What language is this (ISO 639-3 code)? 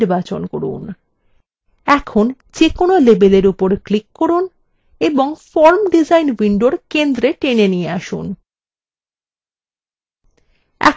ben